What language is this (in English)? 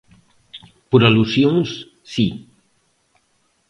Galician